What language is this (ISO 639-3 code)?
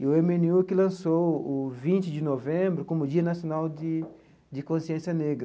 por